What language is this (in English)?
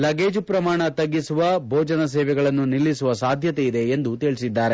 Kannada